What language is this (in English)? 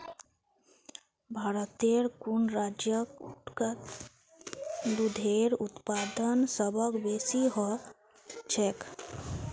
Magahi